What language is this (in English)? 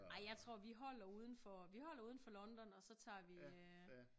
Danish